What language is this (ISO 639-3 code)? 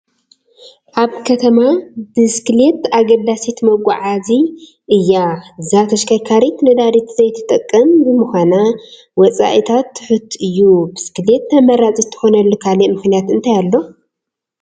tir